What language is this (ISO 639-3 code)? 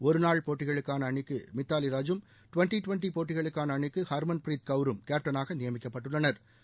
tam